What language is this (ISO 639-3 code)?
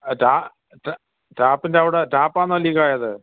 mal